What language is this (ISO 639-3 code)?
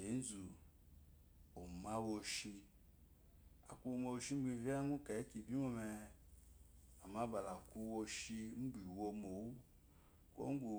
afo